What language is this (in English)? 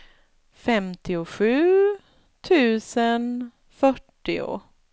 Swedish